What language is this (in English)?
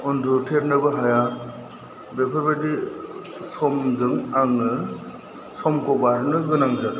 Bodo